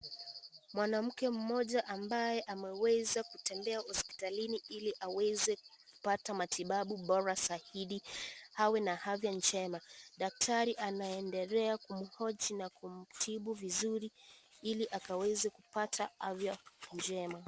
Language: Swahili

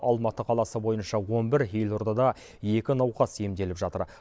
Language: Kazakh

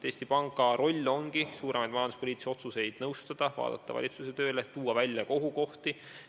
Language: Estonian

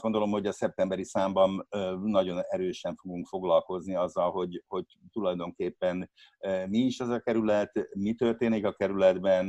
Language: Hungarian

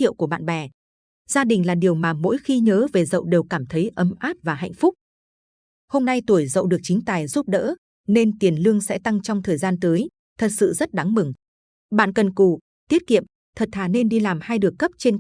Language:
Vietnamese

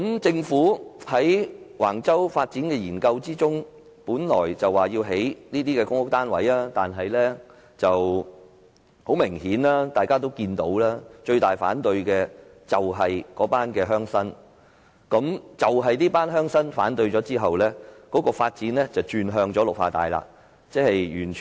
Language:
Cantonese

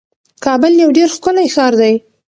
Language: Pashto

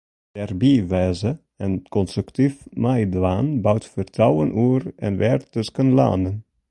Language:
Western Frisian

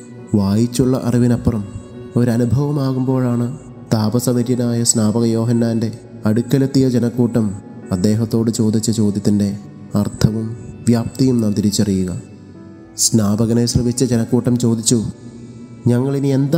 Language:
Malayalam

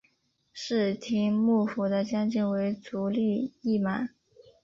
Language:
Chinese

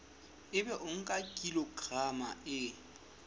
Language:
Southern Sotho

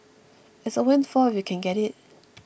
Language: English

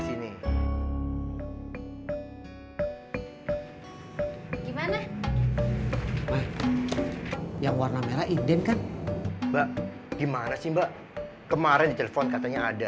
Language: Indonesian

